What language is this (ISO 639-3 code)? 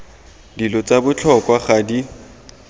tsn